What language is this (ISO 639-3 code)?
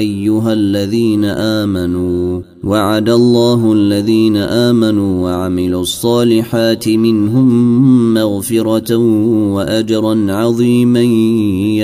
ara